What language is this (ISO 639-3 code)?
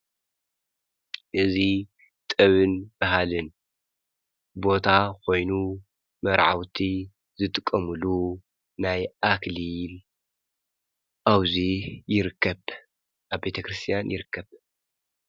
tir